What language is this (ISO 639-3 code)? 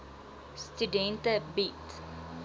afr